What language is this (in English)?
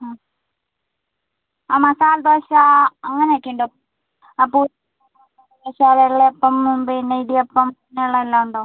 Malayalam